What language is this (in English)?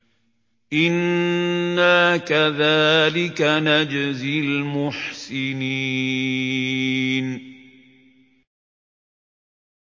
Arabic